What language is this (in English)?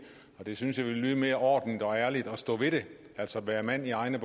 Danish